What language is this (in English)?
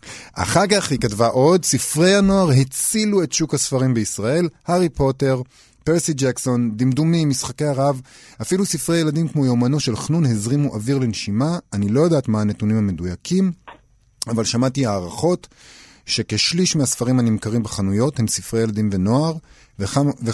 Hebrew